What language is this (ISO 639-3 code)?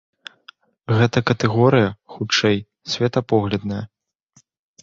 bel